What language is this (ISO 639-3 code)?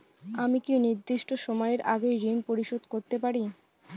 ben